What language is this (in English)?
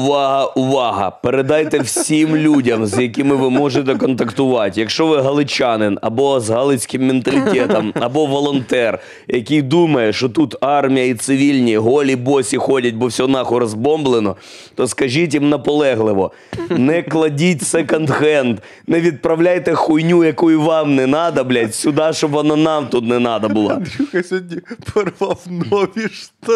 Ukrainian